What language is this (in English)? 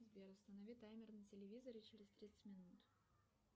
Russian